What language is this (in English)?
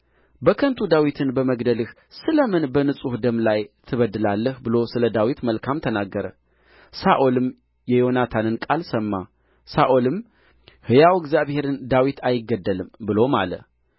Amharic